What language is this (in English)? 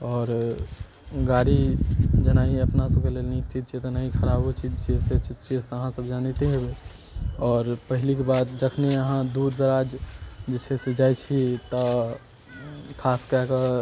Maithili